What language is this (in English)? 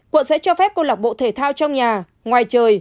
Vietnamese